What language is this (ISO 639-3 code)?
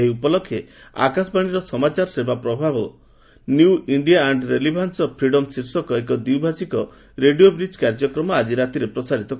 ori